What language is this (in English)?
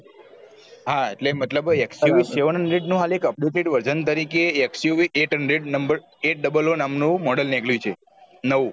Gujarati